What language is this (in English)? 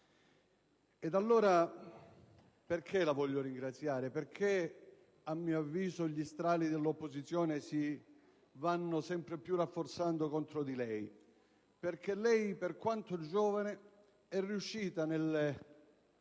Italian